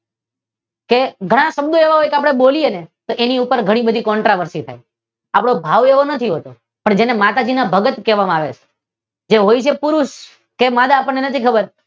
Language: Gujarati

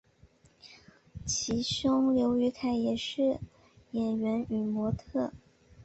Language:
Chinese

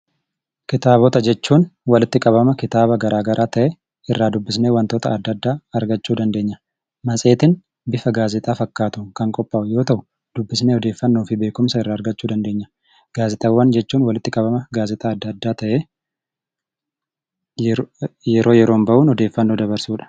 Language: Oromo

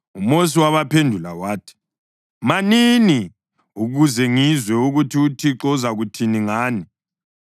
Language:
North Ndebele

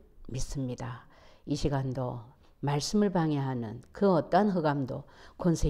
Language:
Korean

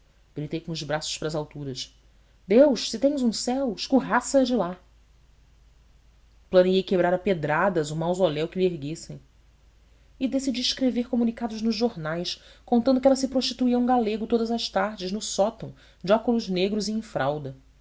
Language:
Portuguese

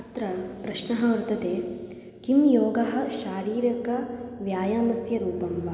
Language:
Sanskrit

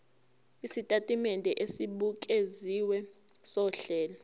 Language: Zulu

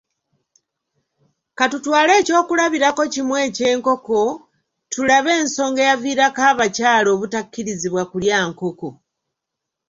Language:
Ganda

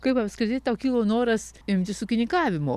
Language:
Lithuanian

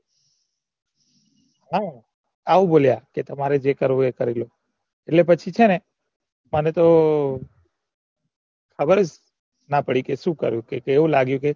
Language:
Gujarati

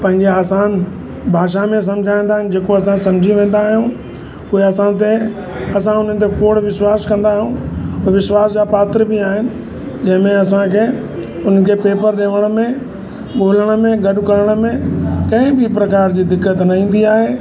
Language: Sindhi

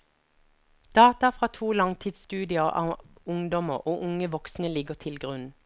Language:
Norwegian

